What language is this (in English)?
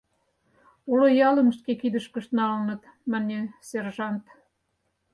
Mari